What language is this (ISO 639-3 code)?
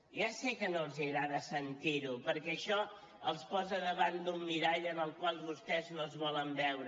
cat